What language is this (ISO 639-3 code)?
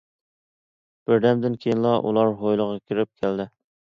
uig